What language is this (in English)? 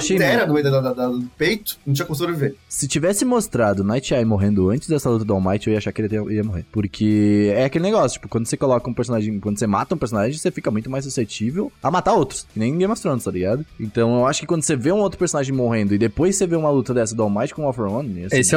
Portuguese